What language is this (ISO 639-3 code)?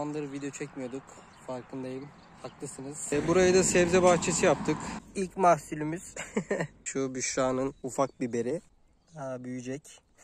tur